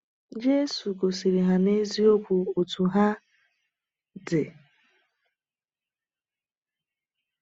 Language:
Igbo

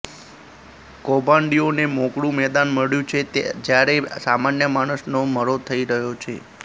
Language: Gujarati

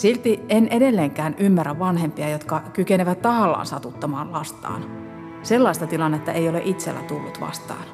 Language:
Finnish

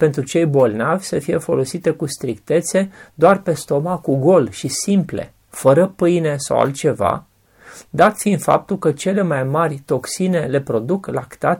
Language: Romanian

